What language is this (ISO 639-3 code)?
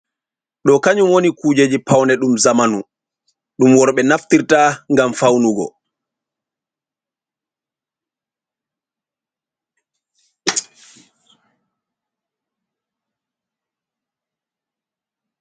ful